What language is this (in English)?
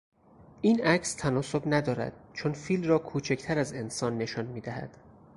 Persian